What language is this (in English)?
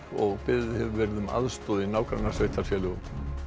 Icelandic